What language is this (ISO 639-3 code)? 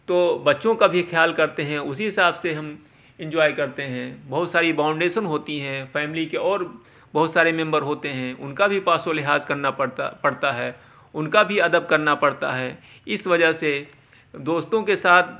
urd